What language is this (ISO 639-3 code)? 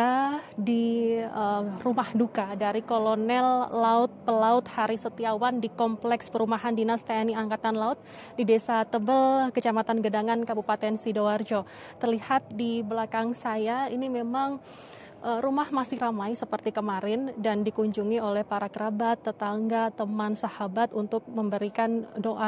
ind